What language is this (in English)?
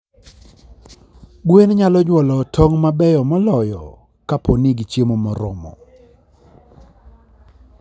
Luo (Kenya and Tanzania)